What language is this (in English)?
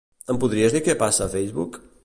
Catalan